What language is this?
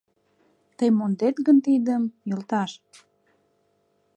Mari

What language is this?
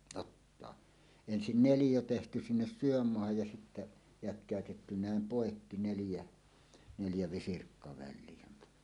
Finnish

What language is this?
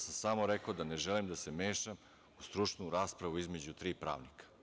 Serbian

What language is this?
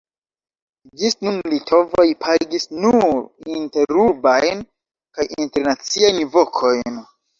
Esperanto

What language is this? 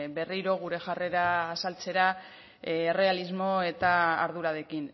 Basque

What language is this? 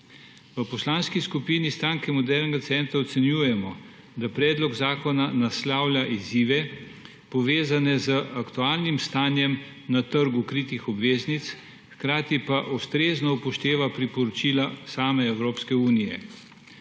Slovenian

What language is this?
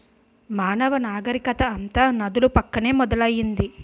Telugu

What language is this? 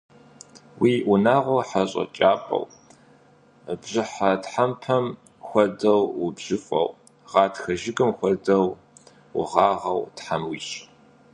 Kabardian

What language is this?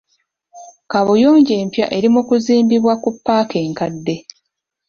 Ganda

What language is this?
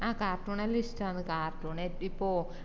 Malayalam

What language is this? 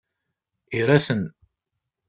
Kabyle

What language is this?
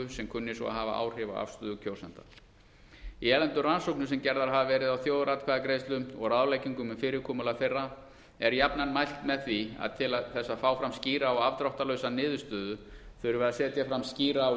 Icelandic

